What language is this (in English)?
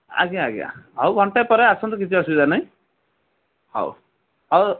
Odia